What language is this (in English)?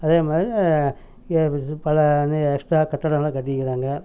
Tamil